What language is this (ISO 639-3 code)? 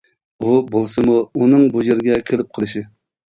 uig